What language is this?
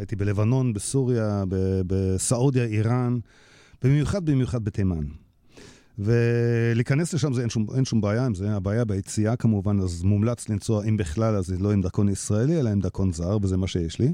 Hebrew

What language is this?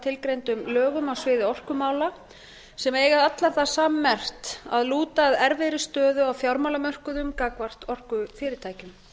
Icelandic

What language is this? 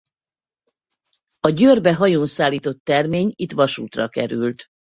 Hungarian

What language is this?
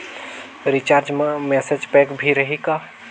Chhattisgarhi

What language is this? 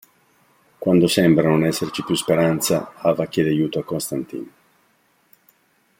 Italian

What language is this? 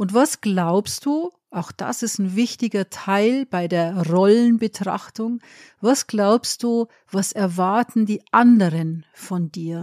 German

